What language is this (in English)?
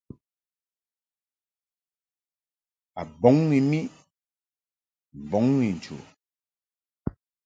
Mungaka